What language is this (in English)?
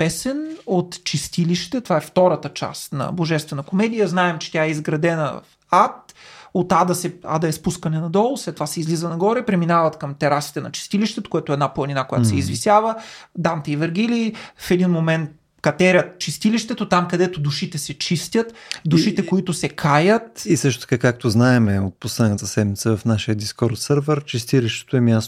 Bulgarian